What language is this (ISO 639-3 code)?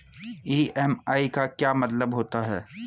hin